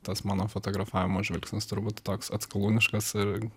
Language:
Lithuanian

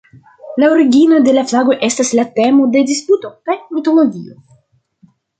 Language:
Esperanto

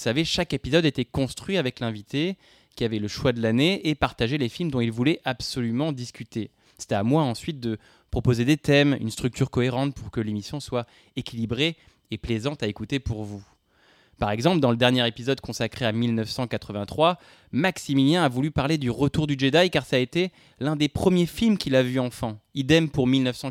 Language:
French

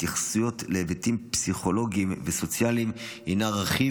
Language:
Hebrew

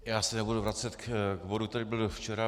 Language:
Czech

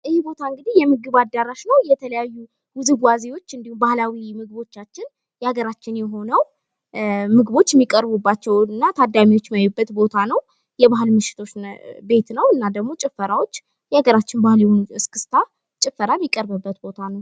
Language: Amharic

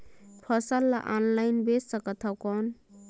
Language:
Chhattisgarhi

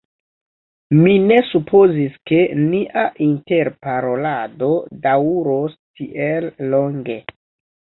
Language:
Esperanto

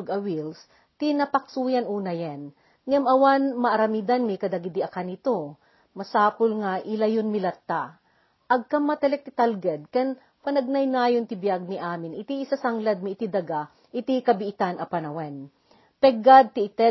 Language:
Filipino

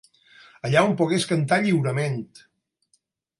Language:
Catalan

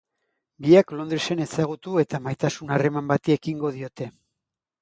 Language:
Basque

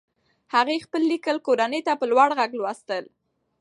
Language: Pashto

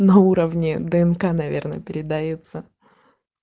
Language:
Russian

